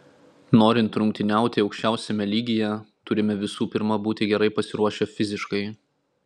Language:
Lithuanian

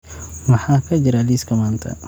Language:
Somali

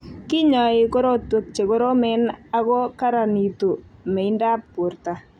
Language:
Kalenjin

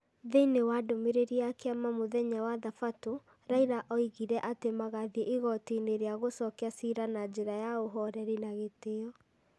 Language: Kikuyu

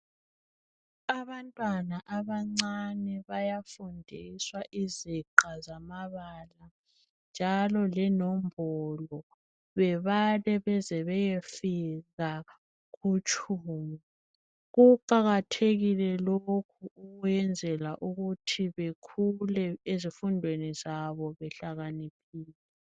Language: North Ndebele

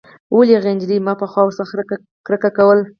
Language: Pashto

